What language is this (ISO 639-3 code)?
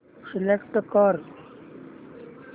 mar